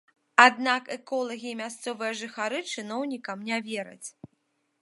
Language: Belarusian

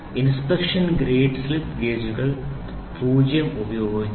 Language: Malayalam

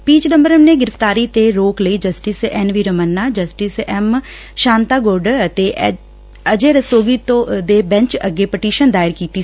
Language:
Punjabi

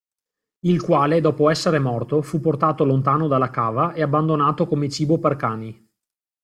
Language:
Italian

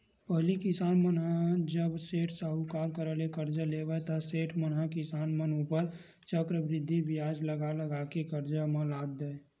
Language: Chhattisgarhi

